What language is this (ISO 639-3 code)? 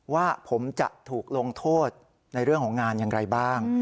tha